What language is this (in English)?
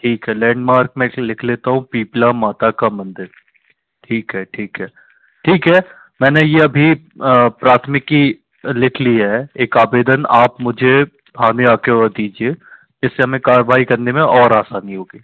Hindi